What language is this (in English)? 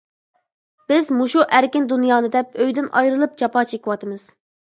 Uyghur